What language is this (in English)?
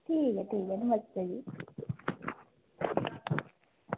Dogri